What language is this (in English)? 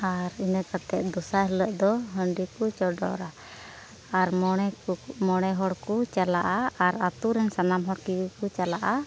Santali